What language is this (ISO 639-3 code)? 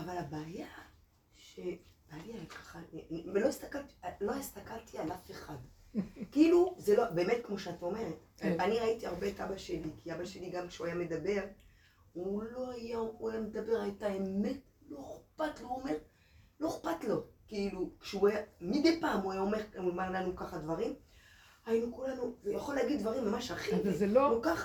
heb